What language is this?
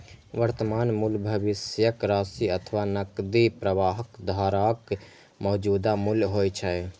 Maithili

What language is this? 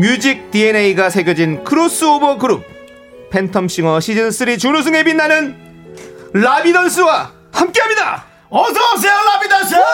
Korean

